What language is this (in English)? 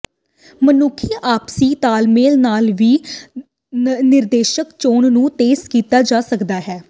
Punjabi